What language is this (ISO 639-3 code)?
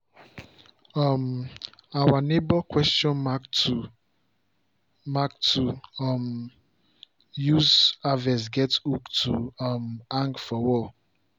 pcm